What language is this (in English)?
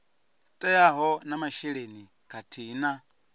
Venda